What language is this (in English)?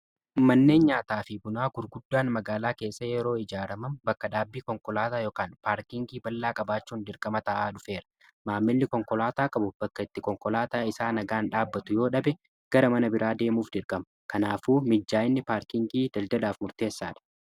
Oromo